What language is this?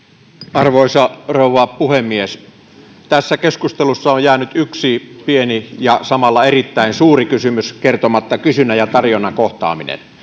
Finnish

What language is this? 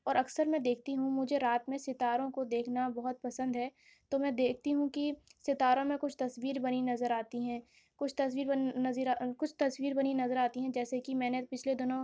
Urdu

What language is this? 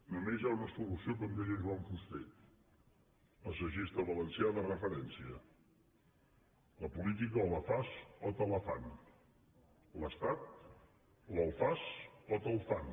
Catalan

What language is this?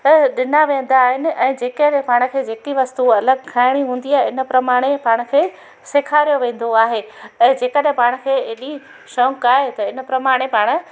Sindhi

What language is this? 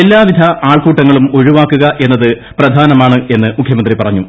Malayalam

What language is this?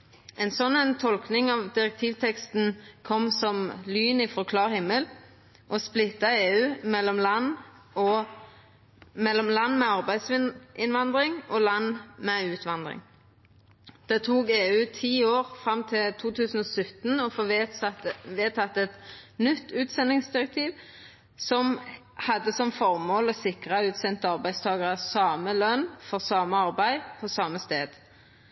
Norwegian Nynorsk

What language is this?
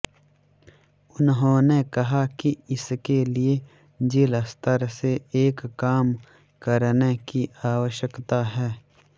Hindi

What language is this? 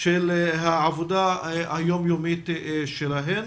Hebrew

